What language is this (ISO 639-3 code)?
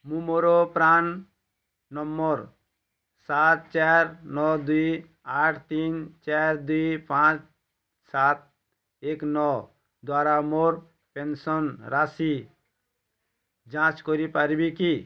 ori